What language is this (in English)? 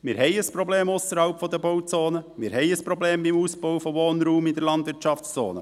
Swiss German